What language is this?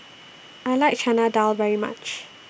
English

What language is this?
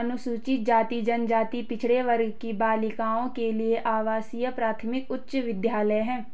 Hindi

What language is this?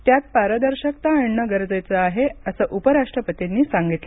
Marathi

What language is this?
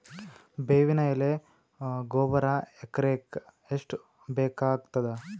Kannada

